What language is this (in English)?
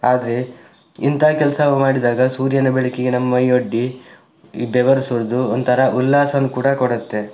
Kannada